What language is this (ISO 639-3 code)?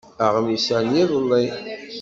kab